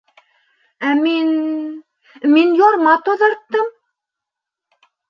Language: Bashkir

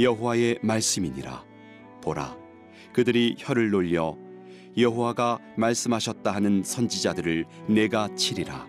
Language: Korean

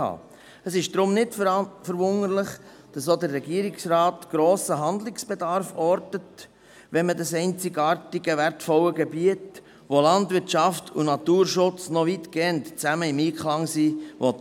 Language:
Swiss German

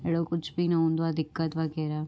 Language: Sindhi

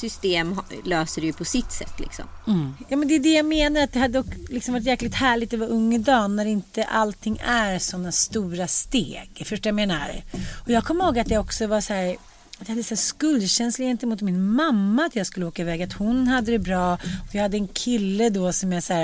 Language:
Swedish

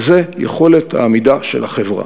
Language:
Hebrew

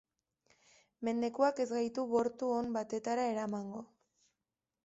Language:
Basque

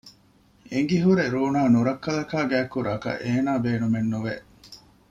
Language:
Divehi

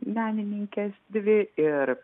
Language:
Lithuanian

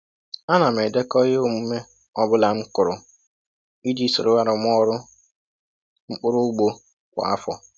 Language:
Igbo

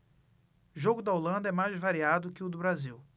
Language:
Portuguese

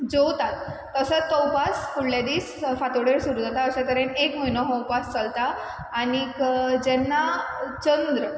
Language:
Konkani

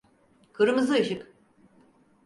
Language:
Turkish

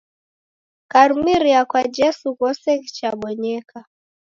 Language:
Taita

